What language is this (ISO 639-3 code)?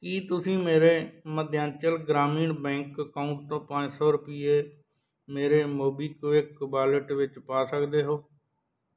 pan